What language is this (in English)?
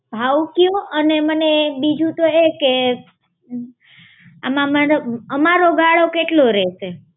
Gujarati